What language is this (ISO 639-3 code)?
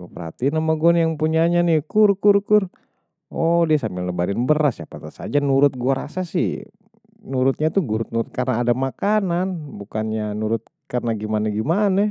bew